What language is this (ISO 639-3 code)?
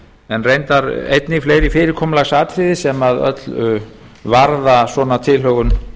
isl